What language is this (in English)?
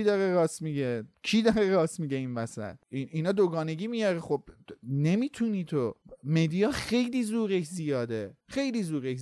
Persian